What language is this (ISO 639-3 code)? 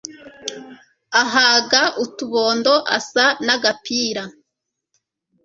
kin